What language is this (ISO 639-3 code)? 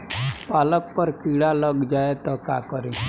bho